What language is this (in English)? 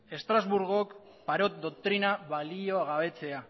Basque